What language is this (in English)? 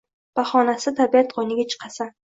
Uzbek